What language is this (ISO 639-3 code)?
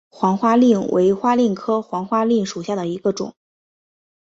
zho